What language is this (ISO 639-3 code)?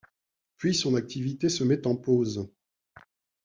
fra